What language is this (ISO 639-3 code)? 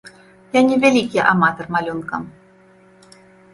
bel